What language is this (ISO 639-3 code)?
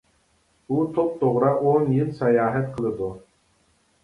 uig